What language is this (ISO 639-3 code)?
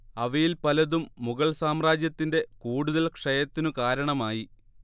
mal